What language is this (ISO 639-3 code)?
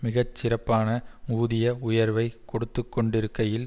tam